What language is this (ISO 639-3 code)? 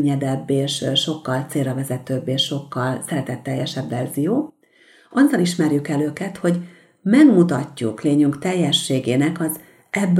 hun